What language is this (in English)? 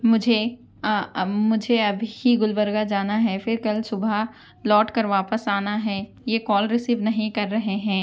Urdu